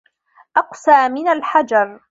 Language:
Arabic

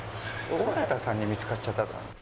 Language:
Japanese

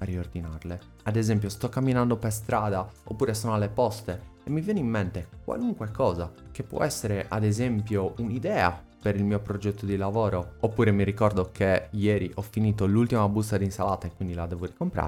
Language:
Italian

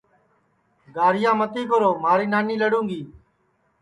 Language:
Sansi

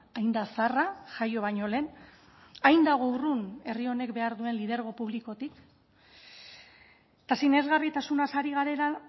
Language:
Basque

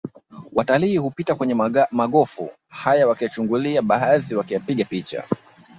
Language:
Swahili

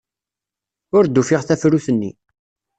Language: Kabyle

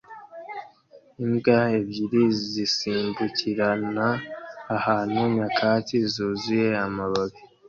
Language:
Kinyarwanda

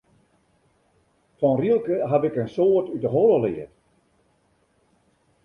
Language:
Western Frisian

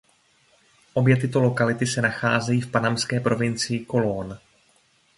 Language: Czech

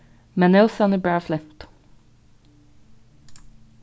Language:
Faroese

